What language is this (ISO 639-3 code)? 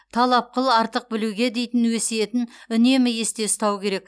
kaz